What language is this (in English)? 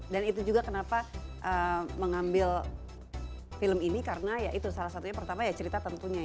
Indonesian